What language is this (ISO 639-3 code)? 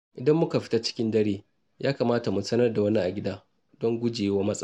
hau